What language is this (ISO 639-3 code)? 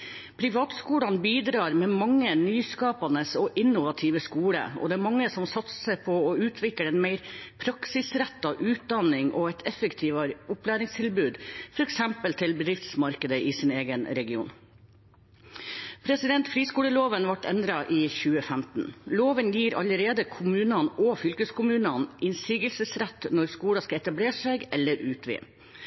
nob